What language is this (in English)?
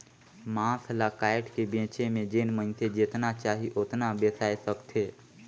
Chhattisgarhi